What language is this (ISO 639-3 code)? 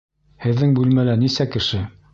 bak